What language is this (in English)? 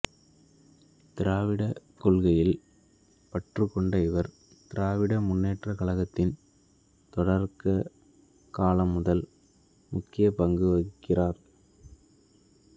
Tamil